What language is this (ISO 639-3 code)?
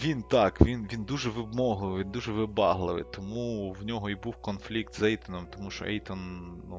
ukr